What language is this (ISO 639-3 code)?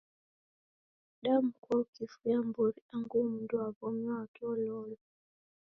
dav